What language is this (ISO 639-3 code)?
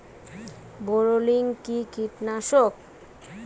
ben